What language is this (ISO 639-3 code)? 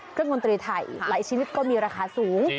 tha